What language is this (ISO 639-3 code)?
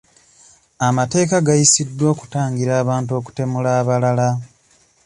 lug